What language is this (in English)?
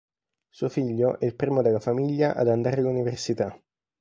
Italian